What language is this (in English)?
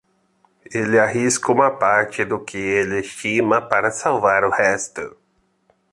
Portuguese